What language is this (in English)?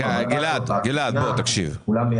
Hebrew